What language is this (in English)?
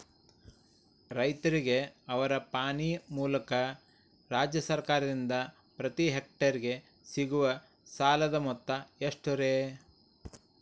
Kannada